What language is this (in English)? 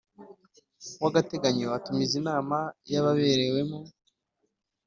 Kinyarwanda